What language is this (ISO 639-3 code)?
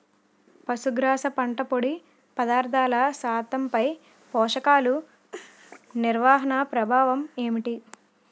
tel